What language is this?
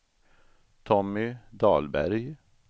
Swedish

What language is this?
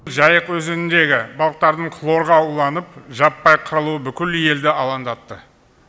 Kazakh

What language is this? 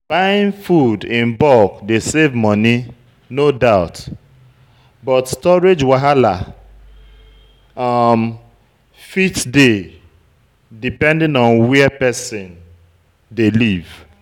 Nigerian Pidgin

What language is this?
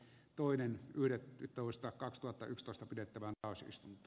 Finnish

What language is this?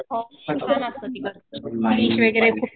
Marathi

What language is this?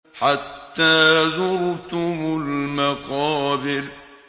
Arabic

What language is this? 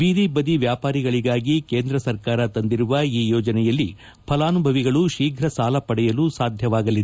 Kannada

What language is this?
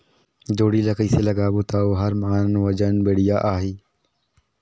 Chhattisgarhi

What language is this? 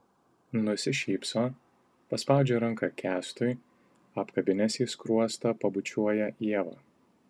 Lithuanian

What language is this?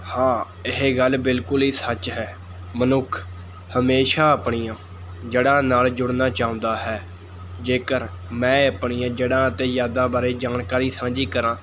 Punjabi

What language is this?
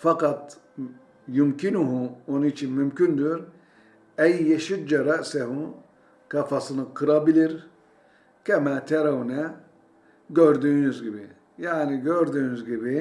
Turkish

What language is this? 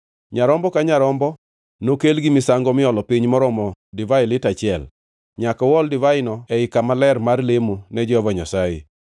Luo (Kenya and Tanzania)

